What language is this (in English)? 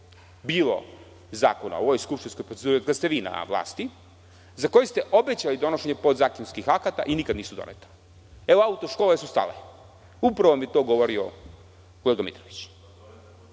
Serbian